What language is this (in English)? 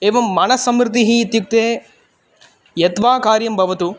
Sanskrit